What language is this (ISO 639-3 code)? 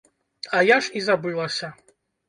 bel